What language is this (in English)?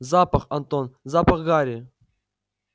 Russian